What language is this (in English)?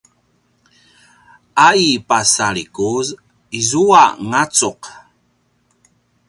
Paiwan